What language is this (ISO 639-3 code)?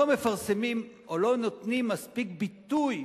heb